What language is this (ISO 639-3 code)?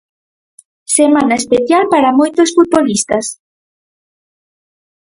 glg